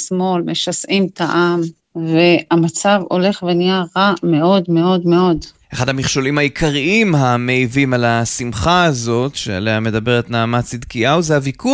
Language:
Hebrew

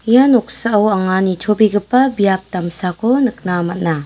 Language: Garo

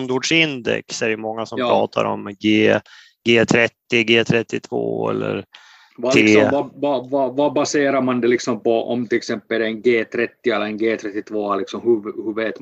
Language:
Swedish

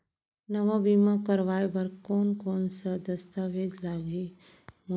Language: Chhattisgarhi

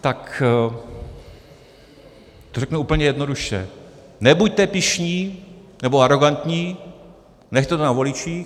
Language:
Czech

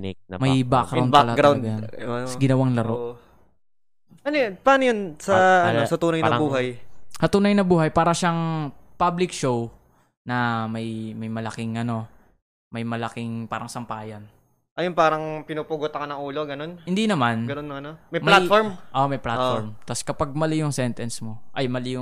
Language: Filipino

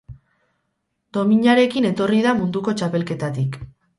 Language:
Basque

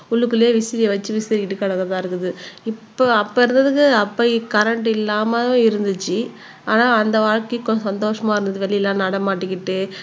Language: Tamil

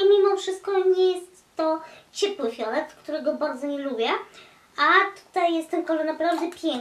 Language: Polish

